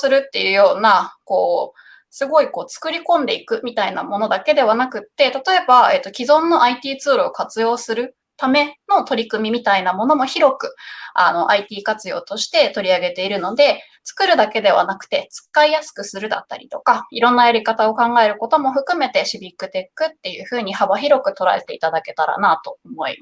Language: Japanese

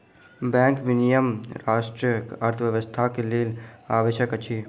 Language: Maithili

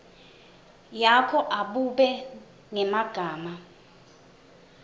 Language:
Swati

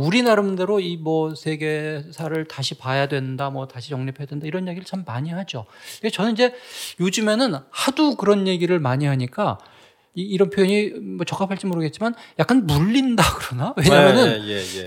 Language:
Korean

